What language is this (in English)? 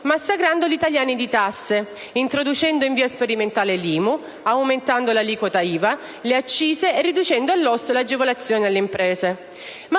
Italian